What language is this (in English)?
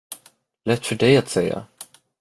Swedish